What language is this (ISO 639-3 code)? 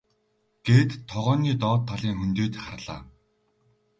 mon